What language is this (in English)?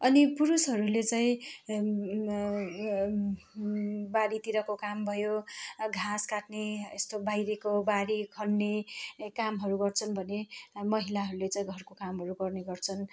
Nepali